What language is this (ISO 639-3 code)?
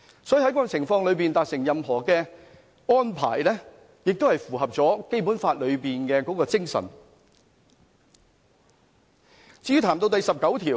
yue